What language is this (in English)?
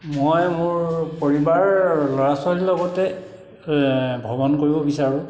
Assamese